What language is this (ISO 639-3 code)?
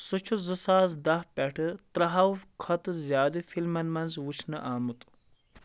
kas